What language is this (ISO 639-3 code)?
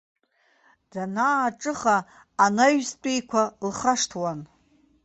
abk